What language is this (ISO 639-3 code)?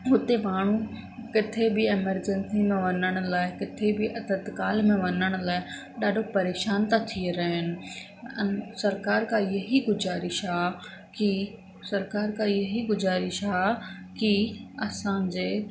snd